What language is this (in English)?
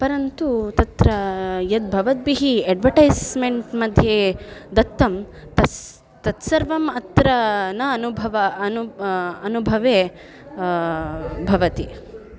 Sanskrit